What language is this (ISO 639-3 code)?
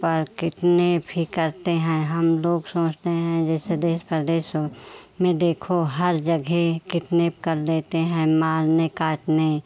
hin